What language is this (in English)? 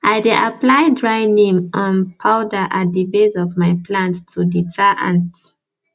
Nigerian Pidgin